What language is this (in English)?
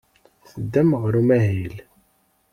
Kabyle